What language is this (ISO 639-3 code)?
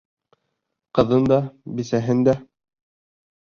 bak